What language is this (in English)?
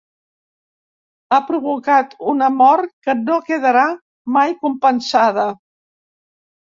Catalan